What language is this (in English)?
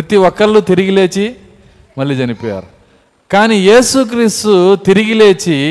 Telugu